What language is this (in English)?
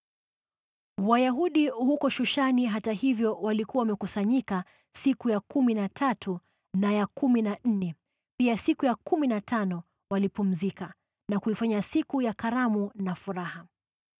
Swahili